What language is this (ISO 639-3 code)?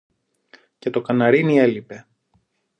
ell